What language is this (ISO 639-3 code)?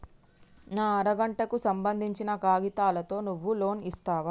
tel